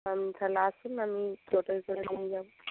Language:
Bangla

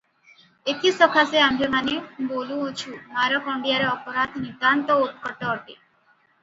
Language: Odia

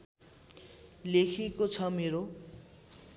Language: Nepali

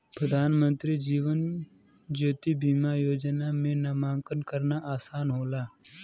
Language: Bhojpuri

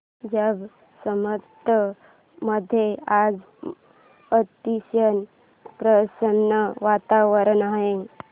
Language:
Marathi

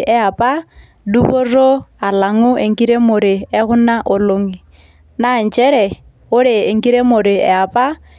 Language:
Masai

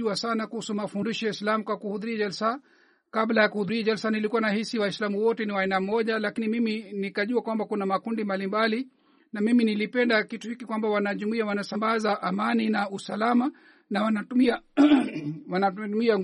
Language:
Swahili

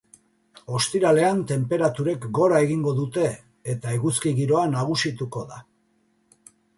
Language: Basque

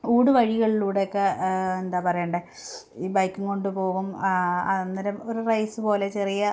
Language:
Malayalam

